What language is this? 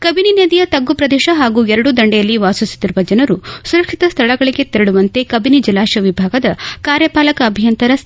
Kannada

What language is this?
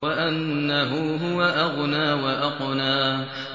Arabic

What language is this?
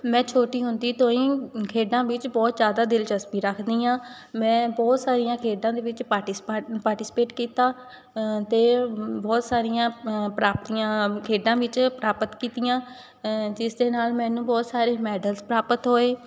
Punjabi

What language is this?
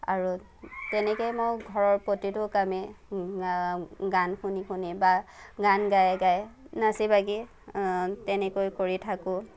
Assamese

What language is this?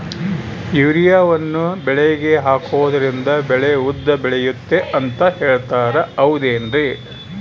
Kannada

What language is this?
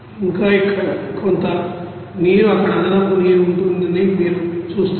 Telugu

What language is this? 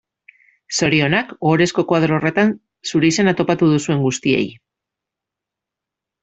Basque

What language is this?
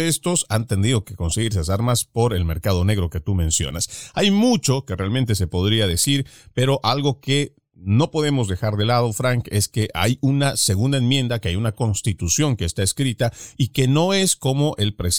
Spanish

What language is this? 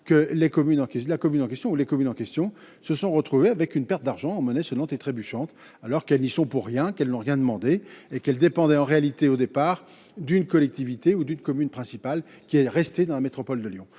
French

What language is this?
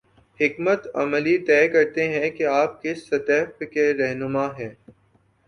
Urdu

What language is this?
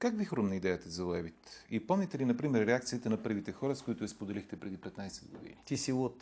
Bulgarian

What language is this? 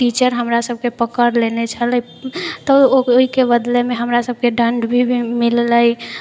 Maithili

